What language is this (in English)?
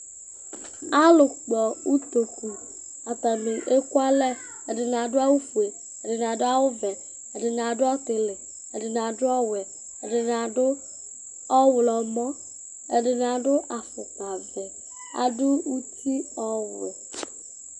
Ikposo